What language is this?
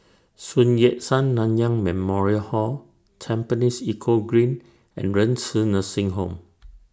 English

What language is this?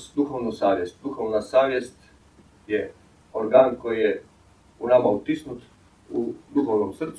Croatian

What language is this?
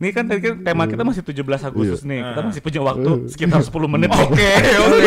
Indonesian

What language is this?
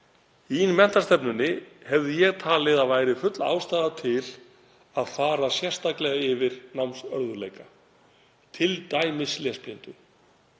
Icelandic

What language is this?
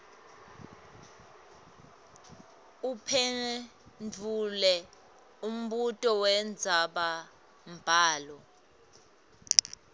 Swati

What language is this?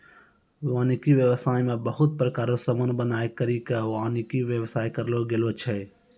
Maithili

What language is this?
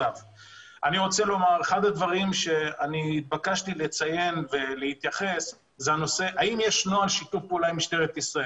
Hebrew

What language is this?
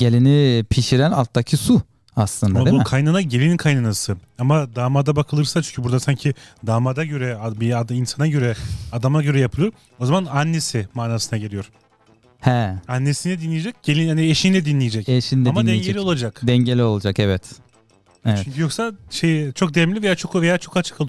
Turkish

